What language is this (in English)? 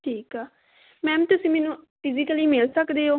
Punjabi